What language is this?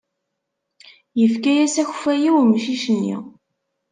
Kabyle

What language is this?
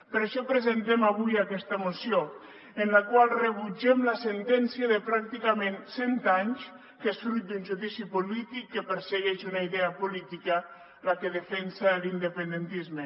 Catalan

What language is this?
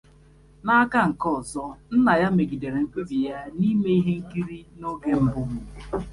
Igbo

